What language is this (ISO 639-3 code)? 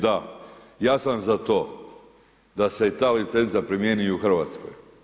hrv